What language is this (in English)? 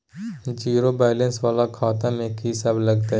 Maithili